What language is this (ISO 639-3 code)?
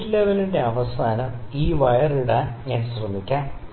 mal